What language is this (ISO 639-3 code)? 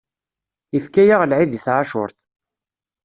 kab